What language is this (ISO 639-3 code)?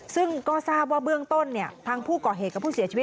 tha